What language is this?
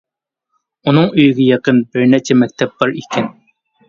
Uyghur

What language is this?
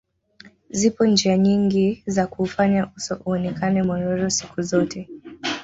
Swahili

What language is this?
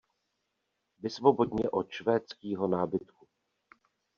Czech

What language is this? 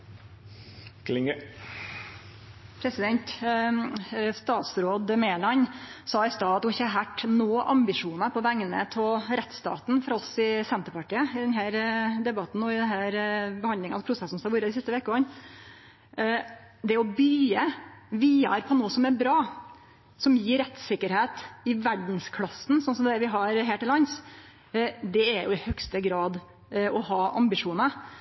Norwegian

